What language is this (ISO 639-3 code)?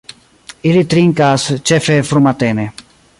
epo